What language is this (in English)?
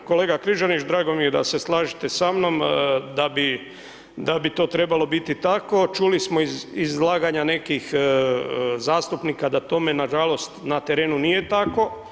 Croatian